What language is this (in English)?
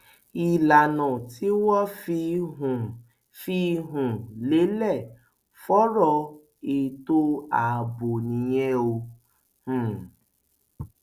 Yoruba